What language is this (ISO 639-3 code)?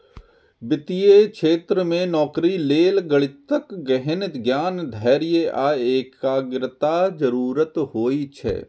mai